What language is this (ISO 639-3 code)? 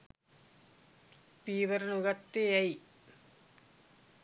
sin